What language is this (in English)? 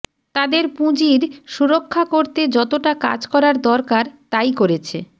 Bangla